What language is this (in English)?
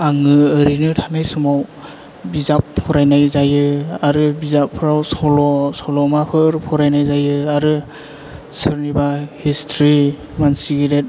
Bodo